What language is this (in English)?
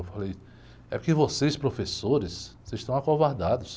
Portuguese